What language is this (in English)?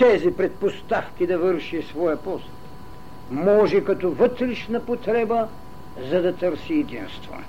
Bulgarian